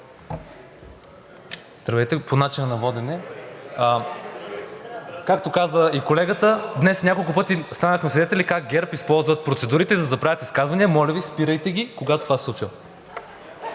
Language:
Bulgarian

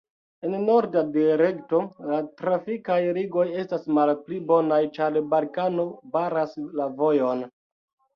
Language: Esperanto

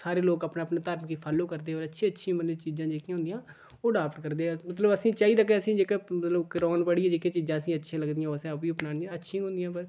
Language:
Dogri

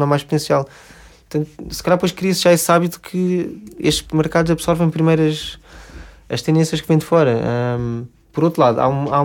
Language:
Portuguese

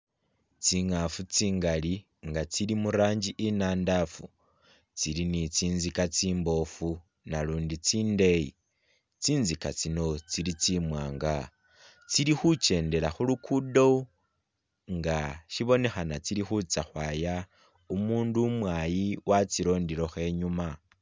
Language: Masaaba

